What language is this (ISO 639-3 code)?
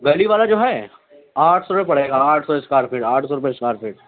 urd